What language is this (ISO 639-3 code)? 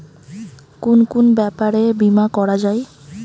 ben